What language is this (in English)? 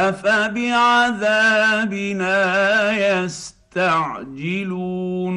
Arabic